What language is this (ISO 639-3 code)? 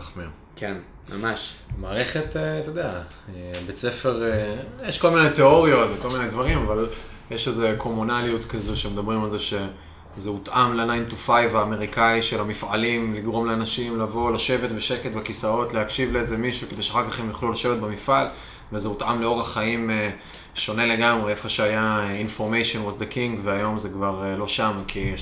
heb